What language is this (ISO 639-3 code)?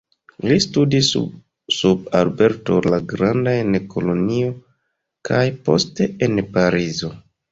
epo